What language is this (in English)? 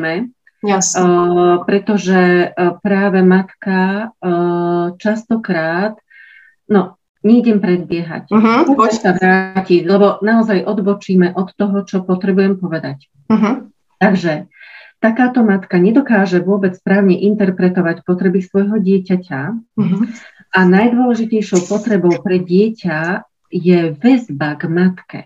Slovak